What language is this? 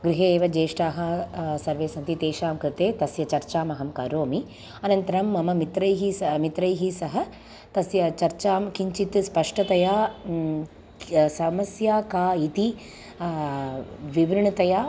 Sanskrit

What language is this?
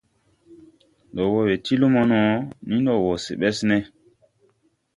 Tupuri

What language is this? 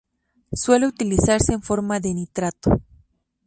Spanish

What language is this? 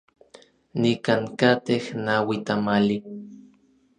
Orizaba Nahuatl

